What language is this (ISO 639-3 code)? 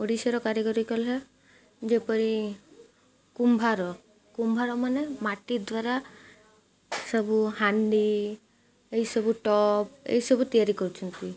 ori